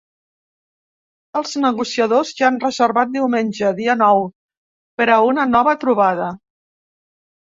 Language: Catalan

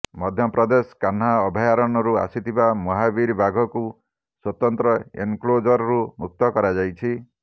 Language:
Odia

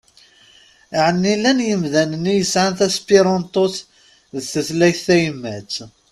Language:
Kabyle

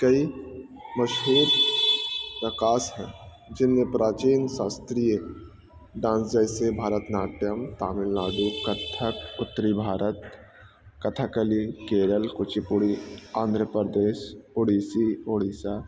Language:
Urdu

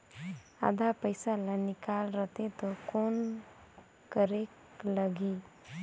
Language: Chhattisgarhi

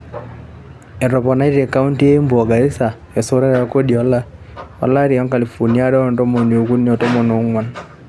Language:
Masai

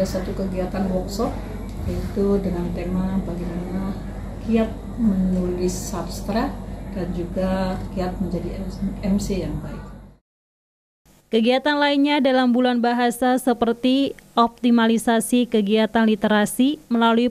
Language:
Indonesian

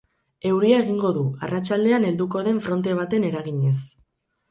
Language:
Basque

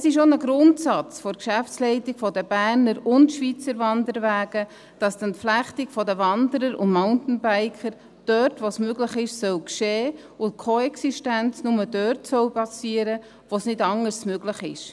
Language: Swiss German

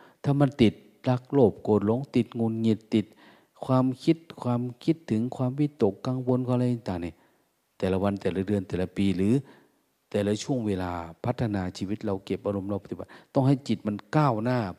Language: Thai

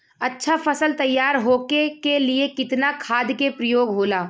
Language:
Bhojpuri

